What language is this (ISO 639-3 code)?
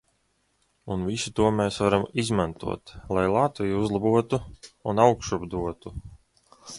lav